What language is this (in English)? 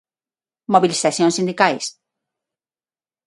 Galician